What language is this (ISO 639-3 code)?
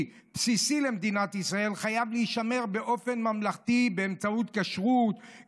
heb